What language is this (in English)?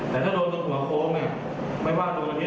Thai